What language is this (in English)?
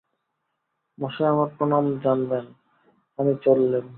Bangla